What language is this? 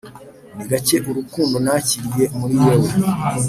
Kinyarwanda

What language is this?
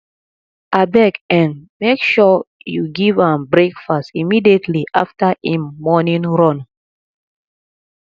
Nigerian Pidgin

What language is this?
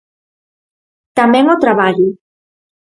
Galician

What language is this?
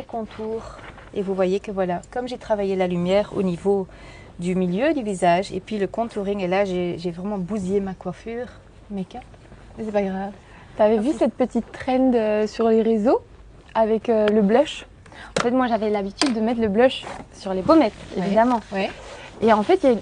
French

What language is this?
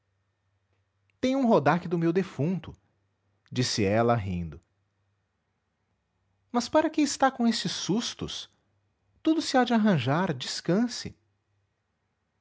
Portuguese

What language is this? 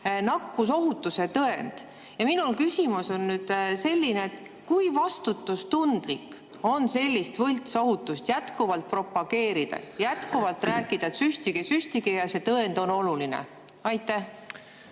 Estonian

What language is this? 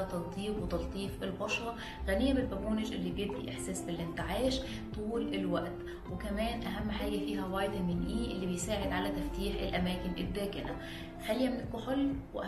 Arabic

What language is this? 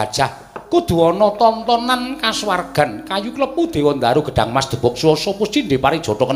Indonesian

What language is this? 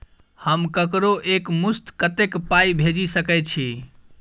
Maithili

